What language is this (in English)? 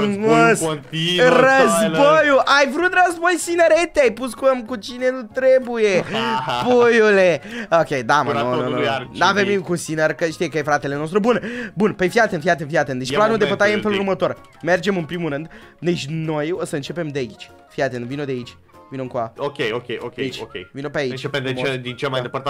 Romanian